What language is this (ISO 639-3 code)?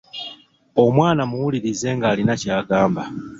lug